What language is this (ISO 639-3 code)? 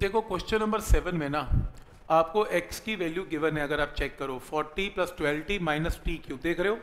hin